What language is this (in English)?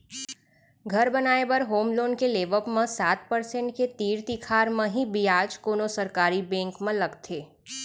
Chhattisgarhi